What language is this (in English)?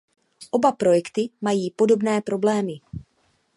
Czech